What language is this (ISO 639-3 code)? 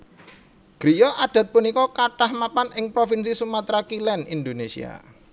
jav